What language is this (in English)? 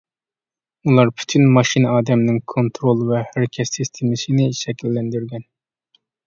Uyghur